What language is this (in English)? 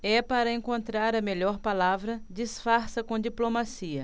Portuguese